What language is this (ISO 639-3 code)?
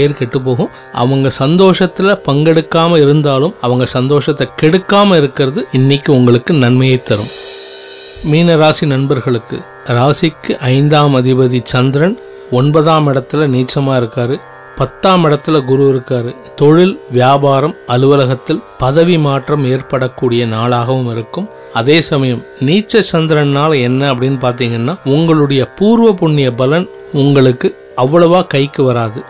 tam